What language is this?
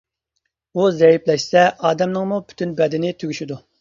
Uyghur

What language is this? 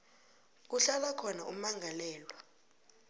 South Ndebele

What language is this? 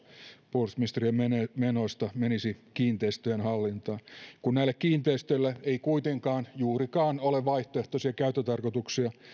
Finnish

